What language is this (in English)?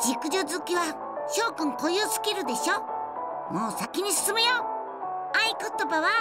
Japanese